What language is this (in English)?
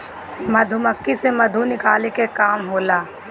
Bhojpuri